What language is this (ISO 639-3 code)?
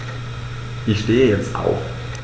deu